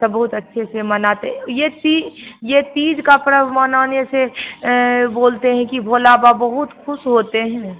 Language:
Hindi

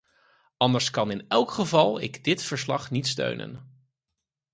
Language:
Dutch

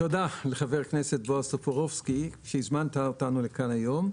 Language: Hebrew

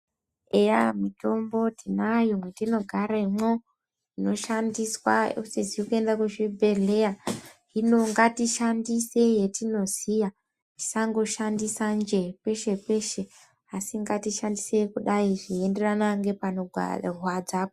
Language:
Ndau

